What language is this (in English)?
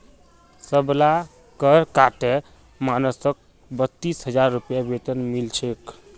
Magahi